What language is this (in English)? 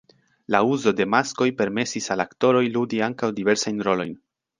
Esperanto